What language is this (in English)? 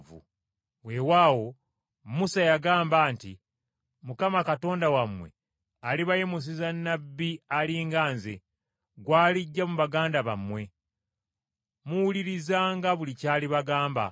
Ganda